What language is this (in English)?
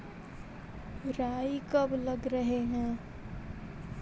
Magahi